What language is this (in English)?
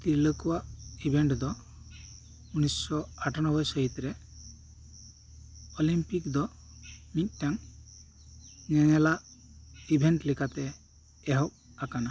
Santali